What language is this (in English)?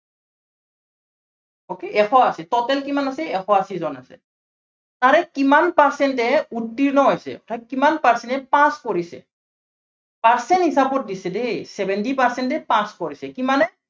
Assamese